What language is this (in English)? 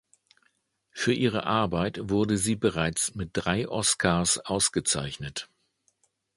German